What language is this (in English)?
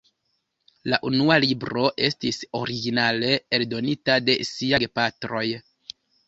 Esperanto